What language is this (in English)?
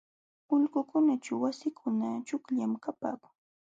Jauja Wanca Quechua